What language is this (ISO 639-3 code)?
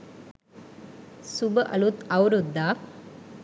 sin